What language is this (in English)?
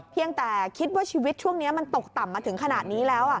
Thai